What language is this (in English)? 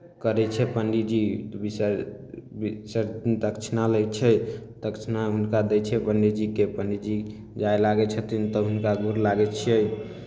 Maithili